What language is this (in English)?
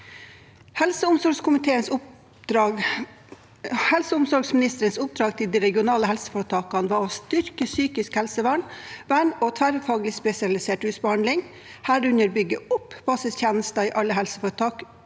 Norwegian